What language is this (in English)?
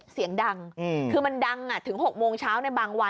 Thai